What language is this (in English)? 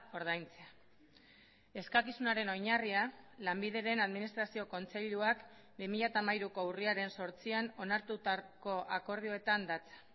Basque